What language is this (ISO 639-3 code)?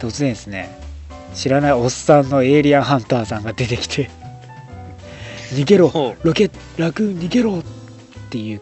jpn